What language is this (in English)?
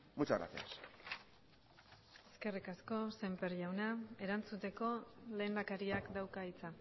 Basque